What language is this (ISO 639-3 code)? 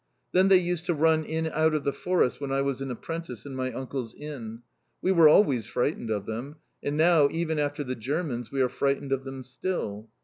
eng